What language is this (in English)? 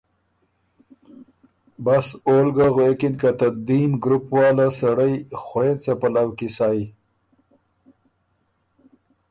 Ormuri